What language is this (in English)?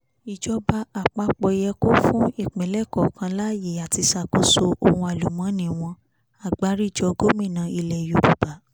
Yoruba